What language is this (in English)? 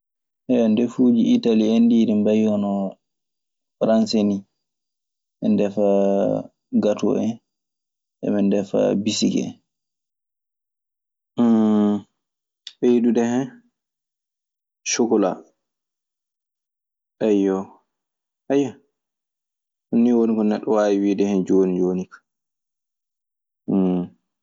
Maasina Fulfulde